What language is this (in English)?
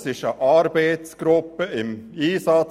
Swiss German